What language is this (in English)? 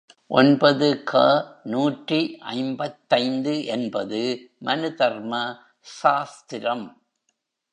Tamil